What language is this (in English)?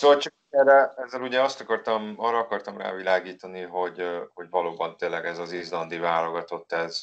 Hungarian